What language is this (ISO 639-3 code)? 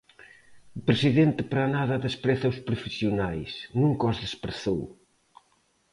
glg